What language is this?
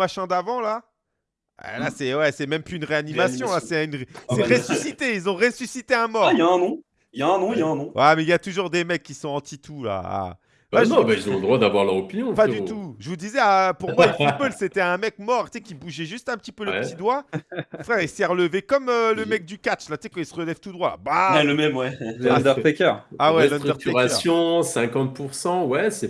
French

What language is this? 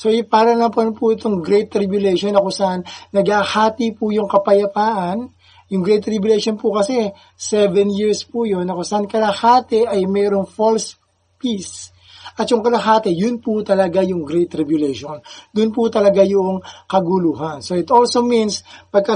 Filipino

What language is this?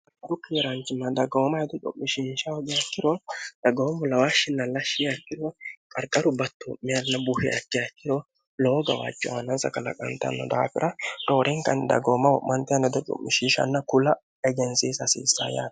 Sidamo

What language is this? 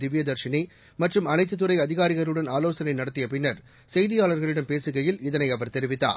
Tamil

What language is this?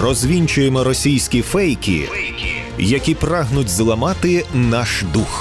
Ukrainian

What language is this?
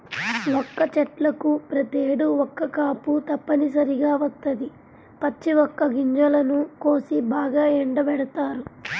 Telugu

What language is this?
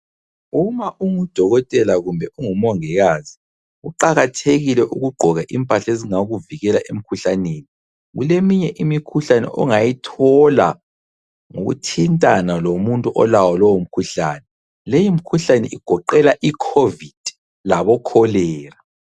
North Ndebele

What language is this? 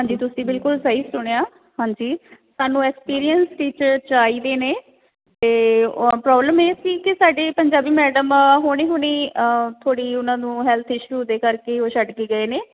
Punjabi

